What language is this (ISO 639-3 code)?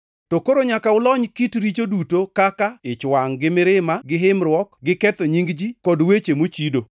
luo